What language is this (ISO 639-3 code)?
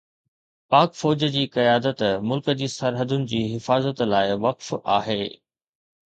snd